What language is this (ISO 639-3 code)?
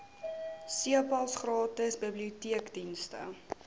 afr